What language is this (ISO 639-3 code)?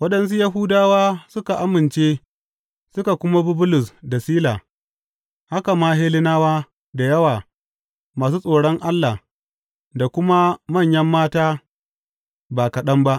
hau